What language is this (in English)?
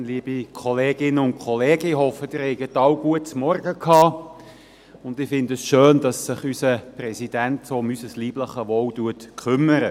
Swiss German